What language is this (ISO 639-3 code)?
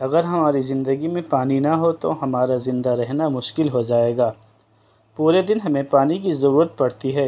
urd